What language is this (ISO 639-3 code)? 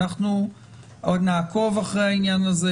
heb